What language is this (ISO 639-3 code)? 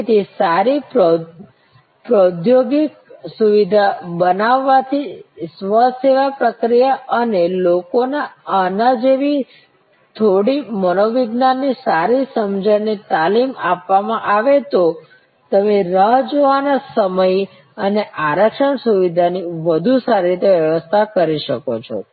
guj